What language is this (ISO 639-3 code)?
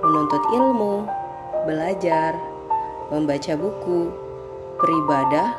ind